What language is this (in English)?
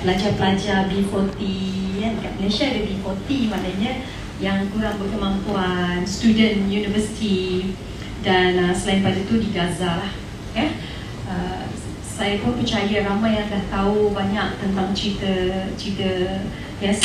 Malay